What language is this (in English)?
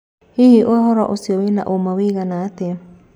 Kikuyu